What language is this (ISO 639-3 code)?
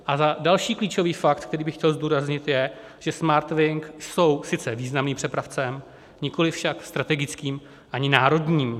ces